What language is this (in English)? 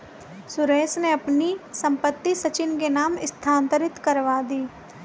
Hindi